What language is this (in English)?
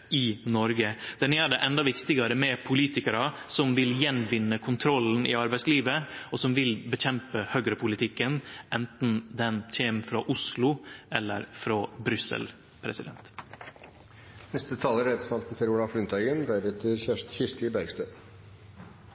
Norwegian Nynorsk